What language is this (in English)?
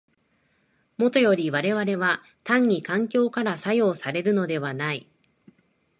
Japanese